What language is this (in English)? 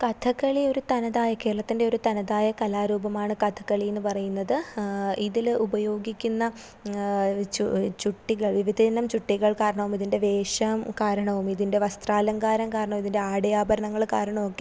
Malayalam